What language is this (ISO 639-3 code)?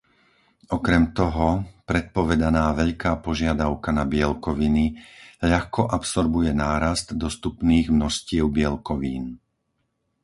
slk